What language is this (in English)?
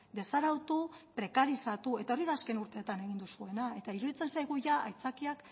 Basque